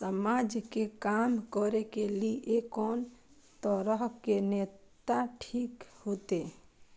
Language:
Maithili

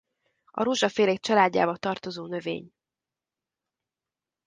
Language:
Hungarian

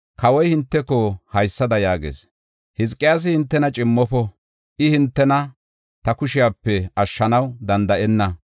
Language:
Gofa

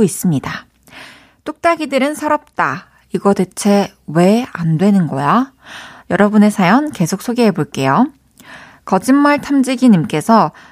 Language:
Korean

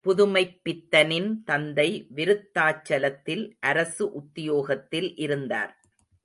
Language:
Tamil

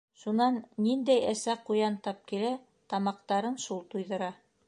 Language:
Bashkir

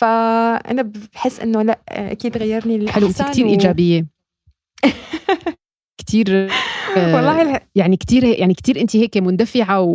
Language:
Arabic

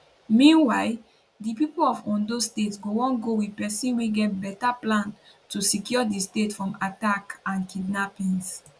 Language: Nigerian Pidgin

